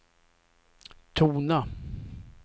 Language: Swedish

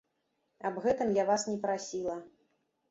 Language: Belarusian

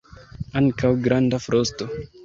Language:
Esperanto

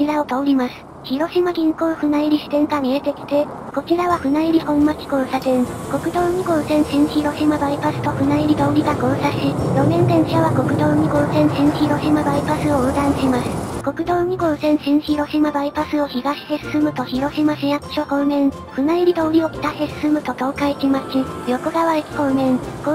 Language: Japanese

